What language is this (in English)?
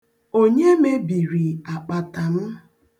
Igbo